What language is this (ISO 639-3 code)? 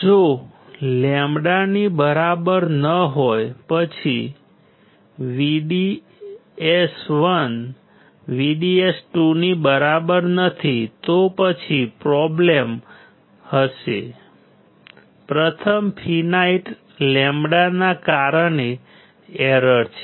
guj